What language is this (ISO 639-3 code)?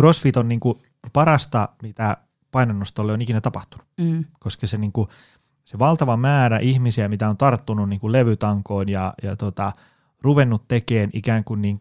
fin